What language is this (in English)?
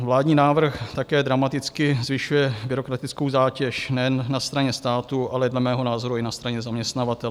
Czech